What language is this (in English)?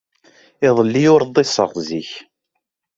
Kabyle